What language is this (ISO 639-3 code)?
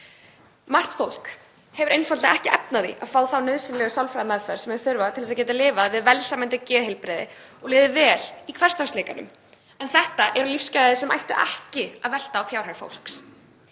isl